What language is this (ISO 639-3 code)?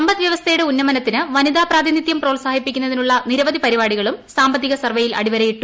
mal